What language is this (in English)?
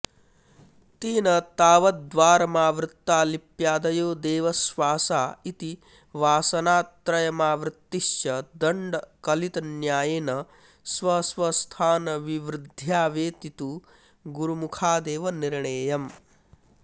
Sanskrit